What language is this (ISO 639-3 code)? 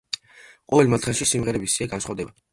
kat